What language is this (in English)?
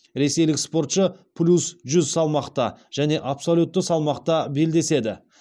Kazakh